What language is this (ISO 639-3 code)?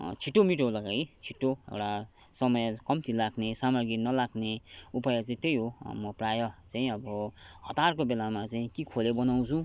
nep